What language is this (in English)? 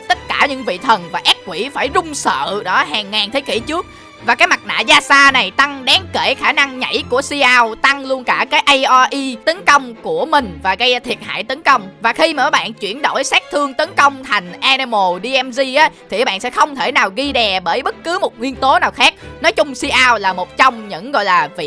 Vietnamese